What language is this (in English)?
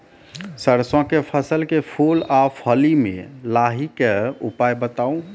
Maithili